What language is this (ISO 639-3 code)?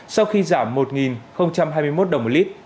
vie